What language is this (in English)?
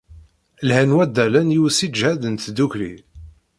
Kabyle